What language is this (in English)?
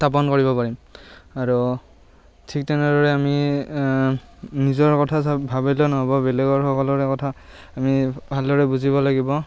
Assamese